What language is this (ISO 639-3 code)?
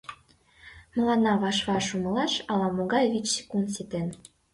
chm